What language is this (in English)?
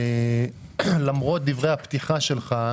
Hebrew